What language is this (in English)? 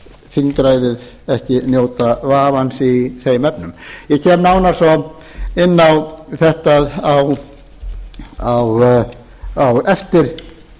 Icelandic